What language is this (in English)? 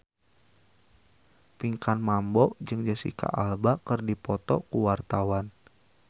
Sundanese